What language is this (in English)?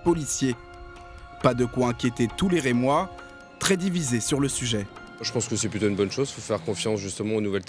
French